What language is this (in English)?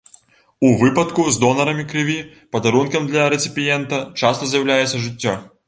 Belarusian